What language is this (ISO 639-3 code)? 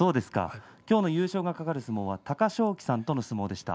jpn